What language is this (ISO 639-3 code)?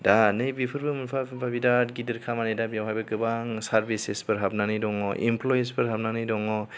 brx